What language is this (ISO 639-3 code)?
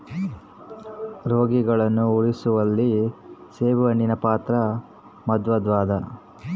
kan